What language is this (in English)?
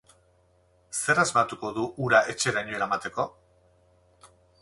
Basque